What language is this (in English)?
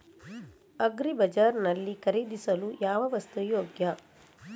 Kannada